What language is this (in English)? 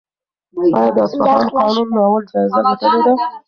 Pashto